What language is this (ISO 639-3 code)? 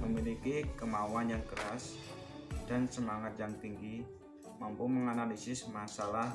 ind